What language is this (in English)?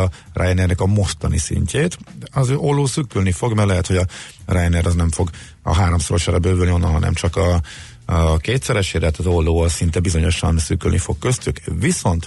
Hungarian